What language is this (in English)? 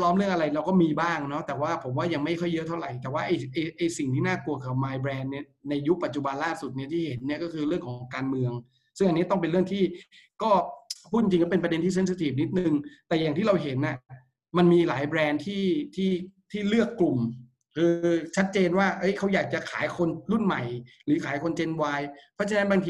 Thai